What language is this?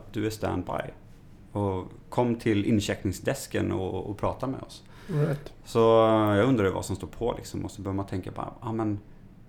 Swedish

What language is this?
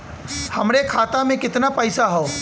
Bhojpuri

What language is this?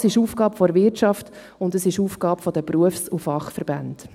Swiss German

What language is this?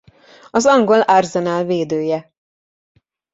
Hungarian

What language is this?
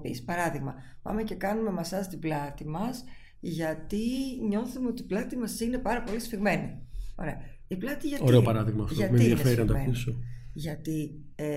Greek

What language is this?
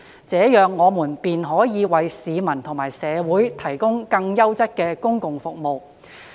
Cantonese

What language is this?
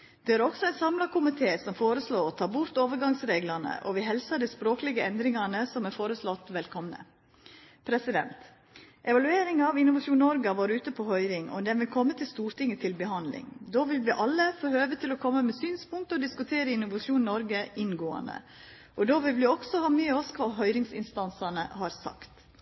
Norwegian Nynorsk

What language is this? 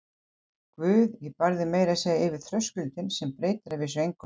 Icelandic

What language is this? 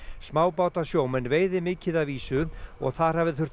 Icelandic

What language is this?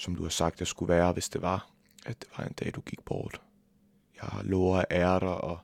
Danish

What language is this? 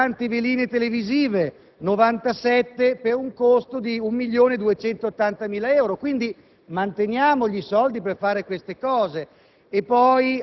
Italian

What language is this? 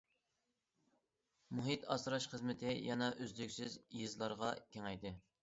Uyghur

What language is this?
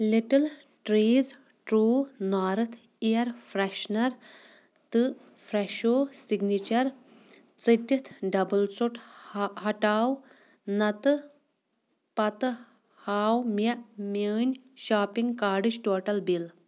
Kashmiri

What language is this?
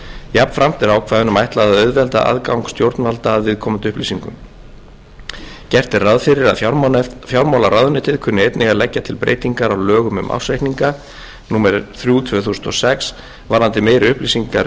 Icelandic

